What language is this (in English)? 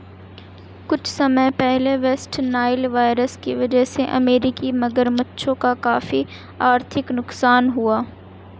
Hindi